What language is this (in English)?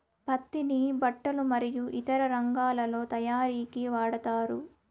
Telugu